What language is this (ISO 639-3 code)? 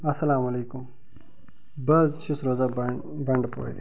kas